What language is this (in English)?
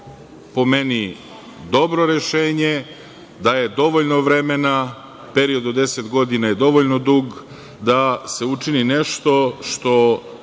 Serbian